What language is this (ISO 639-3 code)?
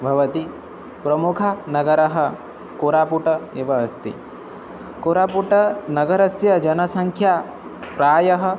san